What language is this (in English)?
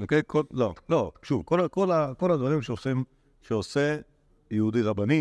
Hebrew